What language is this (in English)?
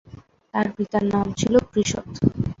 Bangla